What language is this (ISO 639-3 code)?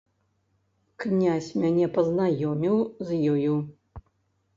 bel